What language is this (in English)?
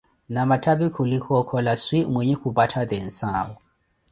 Koti